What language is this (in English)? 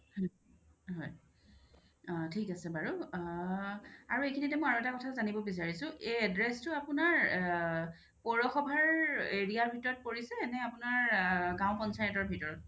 Assamese